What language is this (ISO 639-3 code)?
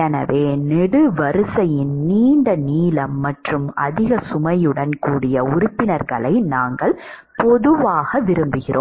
tam